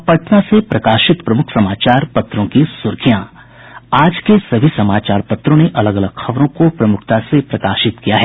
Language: Hindi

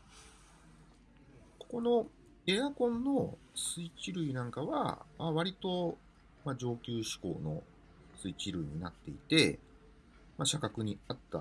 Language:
Japanese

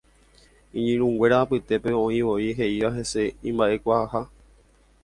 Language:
Guarani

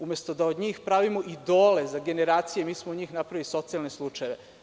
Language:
Serbian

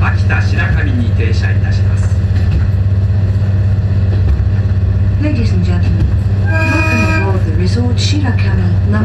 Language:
Japanese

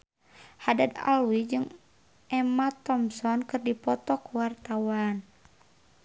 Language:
Sundanese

